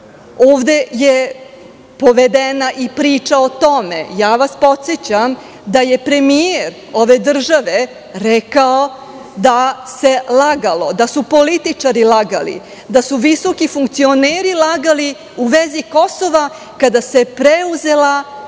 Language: Serbian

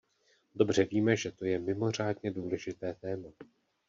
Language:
Czech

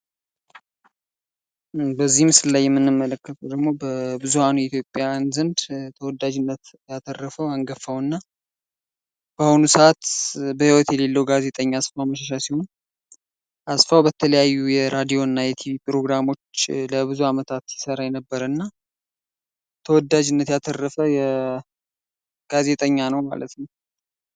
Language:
Amharic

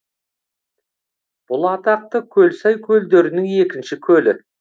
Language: Kazakh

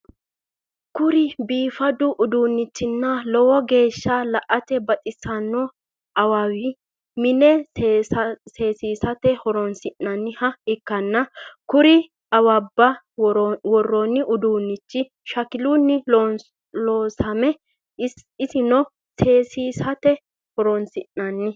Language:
Sidamo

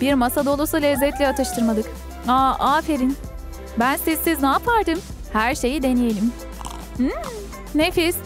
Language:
Turkish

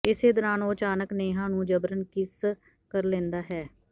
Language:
Punjabi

